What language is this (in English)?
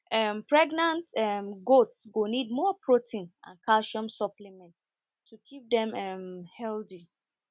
Nigerian Pidgin